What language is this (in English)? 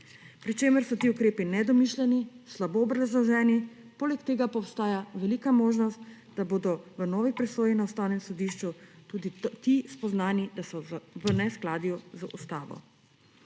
Slovenian